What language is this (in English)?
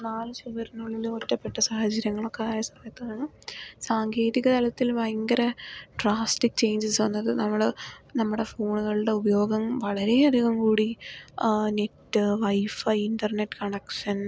Malayalam